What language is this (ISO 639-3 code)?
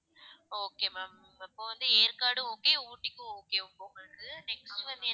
tam